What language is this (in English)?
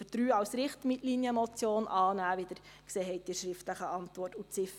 Swiss German